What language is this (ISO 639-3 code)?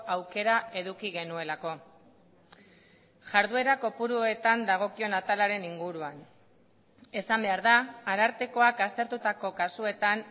eus